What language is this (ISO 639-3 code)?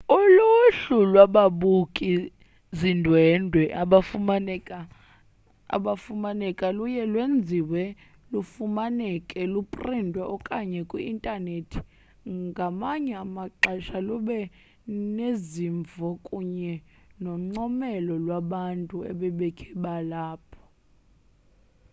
xho